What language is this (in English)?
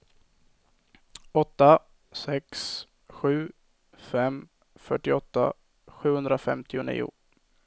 Swedish